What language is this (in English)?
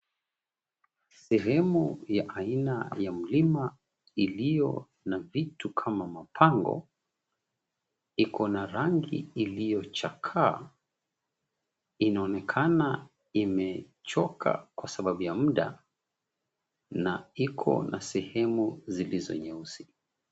Swahili